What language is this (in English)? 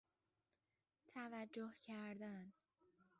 Persian